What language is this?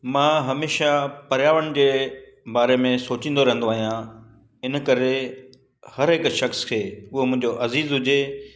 Sindhi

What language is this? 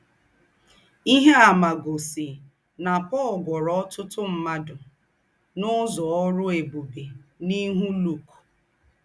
Igbo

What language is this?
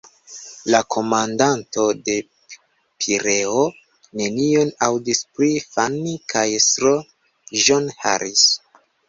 Esperanto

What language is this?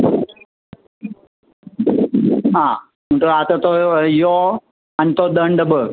Konkani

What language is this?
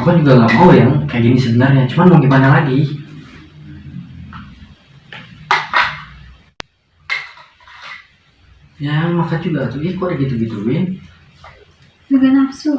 Indonesian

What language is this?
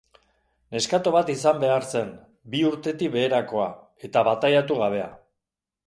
Basque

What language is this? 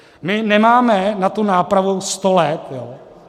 Czech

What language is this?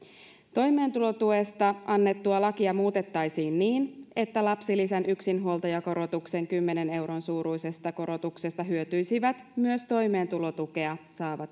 Finnish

